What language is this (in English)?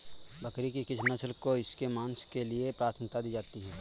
Hindi